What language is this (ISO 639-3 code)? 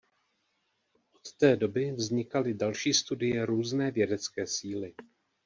ces